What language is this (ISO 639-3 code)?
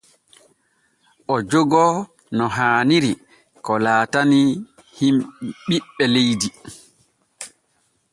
fue